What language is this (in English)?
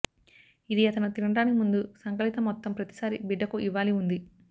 Telugu